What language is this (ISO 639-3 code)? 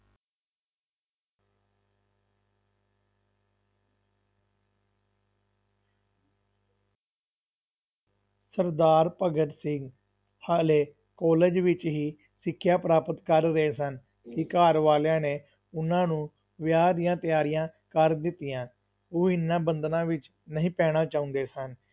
pan